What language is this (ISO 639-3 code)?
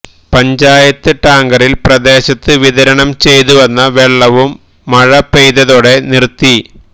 mal